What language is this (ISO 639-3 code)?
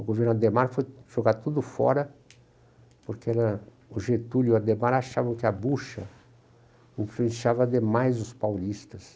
por